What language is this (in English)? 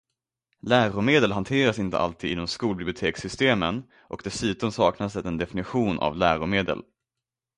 Swedish